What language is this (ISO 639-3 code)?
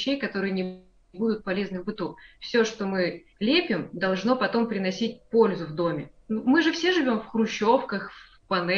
rus